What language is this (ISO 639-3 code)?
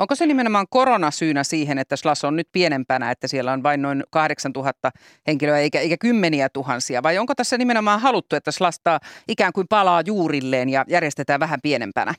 fin